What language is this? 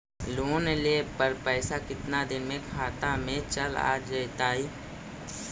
Magahi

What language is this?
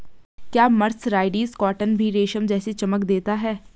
Hindi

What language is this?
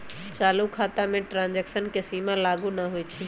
Magahi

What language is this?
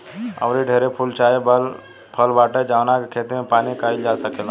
Bhojpuri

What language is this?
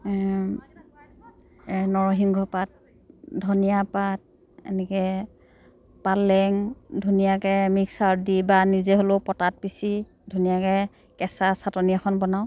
Assamese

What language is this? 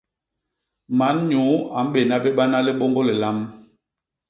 Basaa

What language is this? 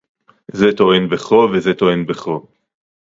Hebrew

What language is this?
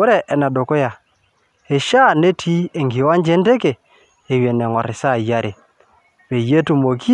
Masai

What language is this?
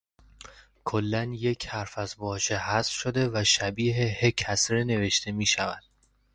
Persian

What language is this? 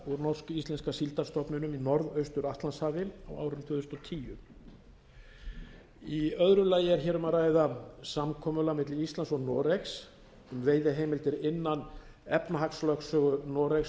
Icelandic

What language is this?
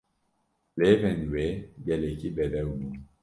Kurdish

